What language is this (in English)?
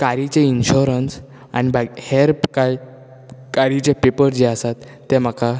Konkani